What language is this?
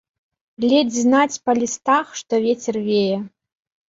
Belarusian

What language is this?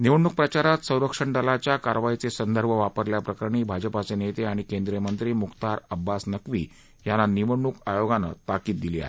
Marathi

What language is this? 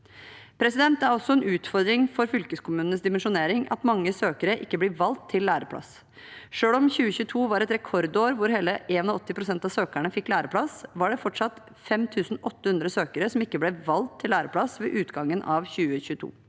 Norwegian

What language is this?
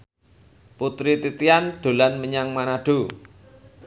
Javanese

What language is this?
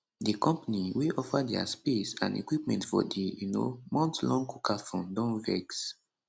Nigerian Pidgin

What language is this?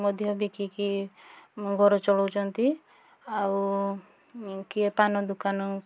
Odia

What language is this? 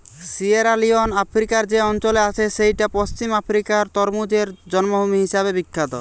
Bangla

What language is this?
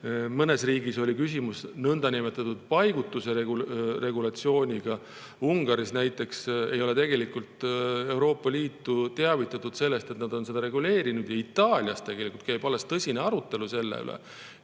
Estonian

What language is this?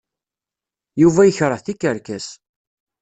Kabyle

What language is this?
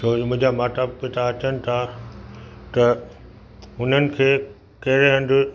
Sindhi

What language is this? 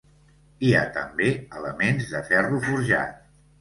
Catalan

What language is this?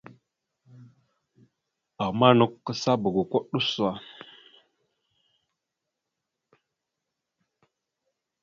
Mada (Cameroon)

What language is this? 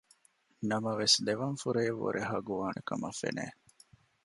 Divehi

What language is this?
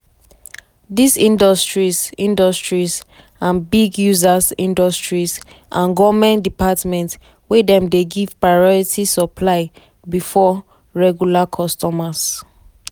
Nigerian Pidgin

